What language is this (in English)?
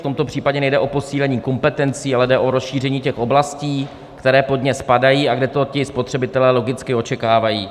Czech